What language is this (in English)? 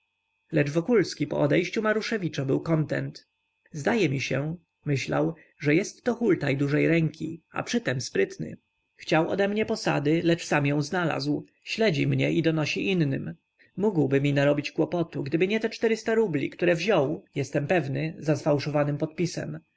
Polish